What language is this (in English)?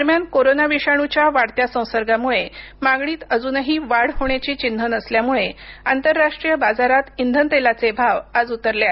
Marathi